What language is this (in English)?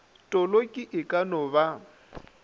Northern Sotho